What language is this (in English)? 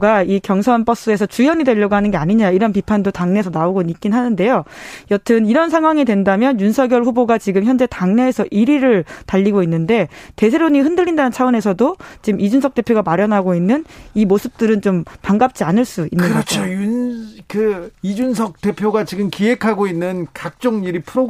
Korean